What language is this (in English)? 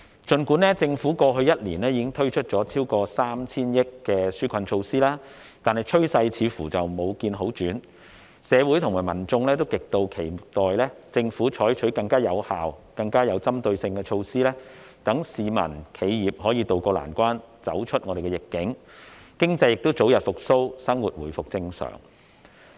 Cantonese